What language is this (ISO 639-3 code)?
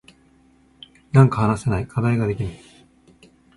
jpn